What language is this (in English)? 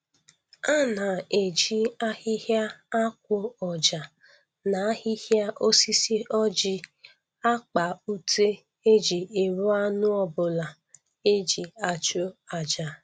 Igbo